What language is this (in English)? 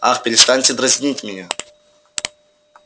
Russian